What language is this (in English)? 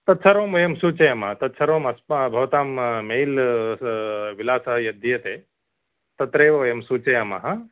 Sanskrit